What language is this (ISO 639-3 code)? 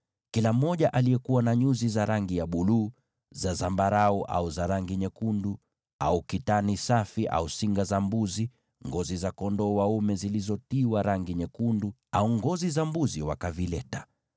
swa